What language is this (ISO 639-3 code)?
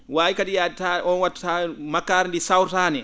ful